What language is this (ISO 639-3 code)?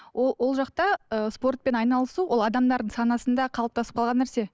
kaz